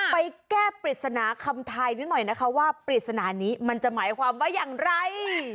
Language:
Thai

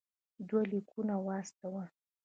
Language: Pashto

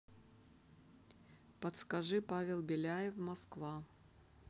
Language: Russian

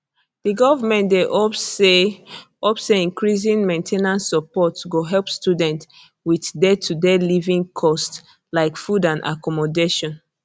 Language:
Nigerian Pidgin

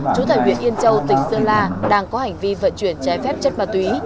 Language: Vietnamese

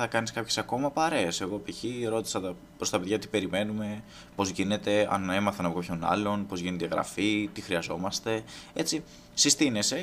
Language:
Greek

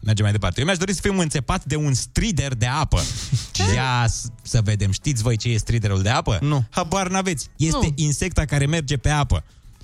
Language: Romanian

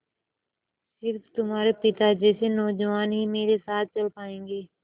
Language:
Hindi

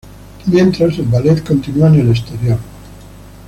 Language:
Spanish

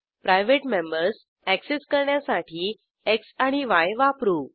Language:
Marathi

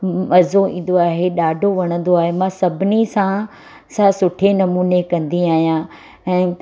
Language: Sindhi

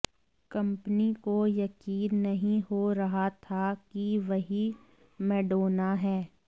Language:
Hindi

